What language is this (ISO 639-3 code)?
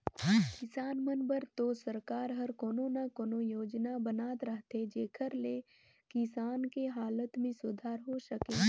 hne